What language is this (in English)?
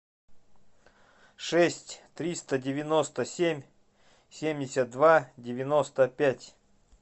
Russian